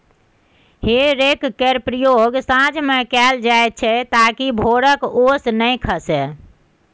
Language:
Maithili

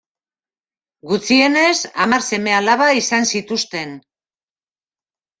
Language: Basque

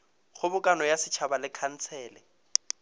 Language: Northern Sotho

